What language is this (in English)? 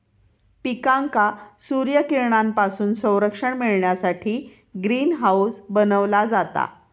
Marathi